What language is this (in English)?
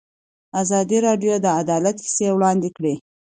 Pashto